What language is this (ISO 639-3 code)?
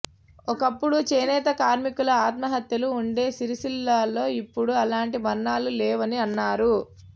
tel